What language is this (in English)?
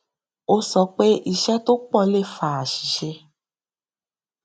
Yoruba